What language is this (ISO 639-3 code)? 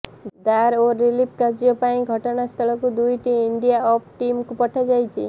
ori